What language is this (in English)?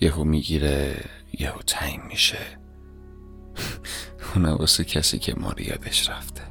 Persian